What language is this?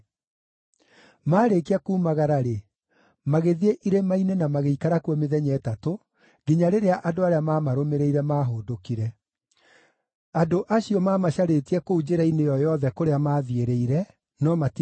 Kikuyu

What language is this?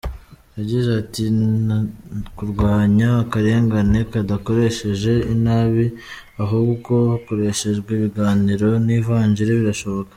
Kinyarwanda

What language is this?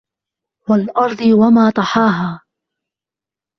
Arabic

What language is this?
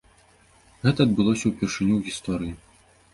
Belarusian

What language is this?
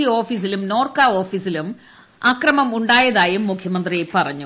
Malayalam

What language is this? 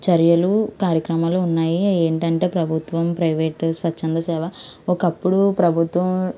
Telugu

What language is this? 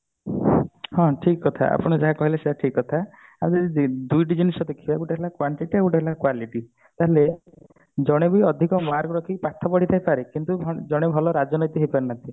Odia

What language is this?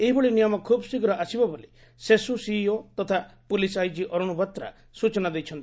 Odia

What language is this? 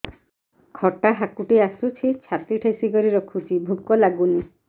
Odia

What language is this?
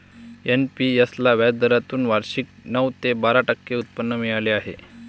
Marathi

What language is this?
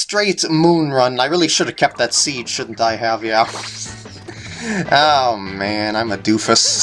English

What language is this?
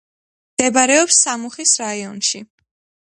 Georgian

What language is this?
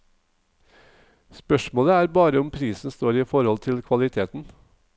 Norwegian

